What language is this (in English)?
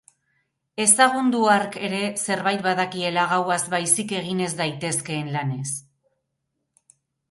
Basque